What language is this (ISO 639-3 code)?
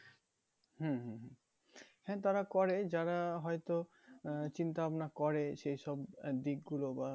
ben